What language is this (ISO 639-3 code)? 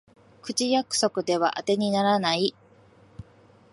jpn